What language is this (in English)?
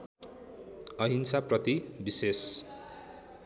Nepali